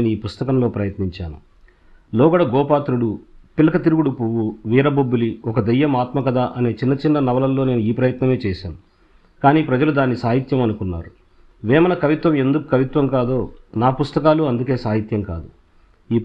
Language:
Telugu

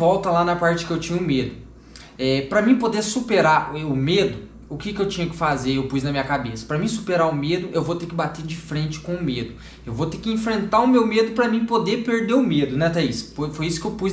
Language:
Portuguese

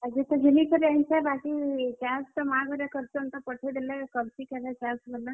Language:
Odia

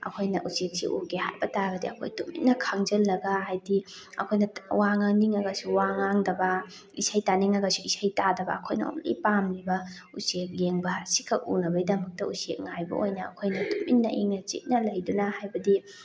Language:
Manipuri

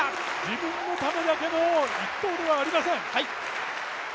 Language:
Japanese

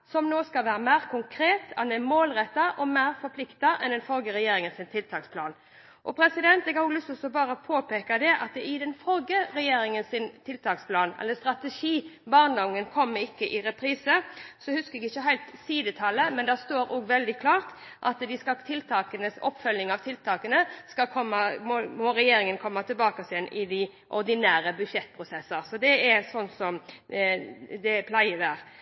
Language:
Norwegian Bokmål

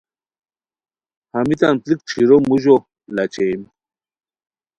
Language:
Khowar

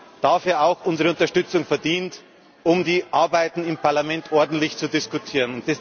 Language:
German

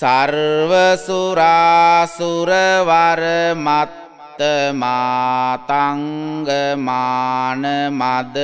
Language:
Romanian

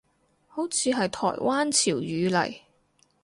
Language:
Cantonese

